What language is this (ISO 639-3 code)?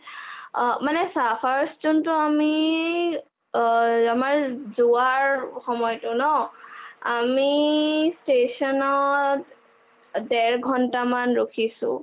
asm